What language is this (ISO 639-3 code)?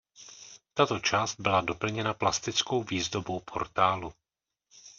ces